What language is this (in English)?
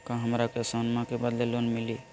Magahi